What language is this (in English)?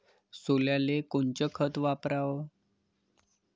Marathi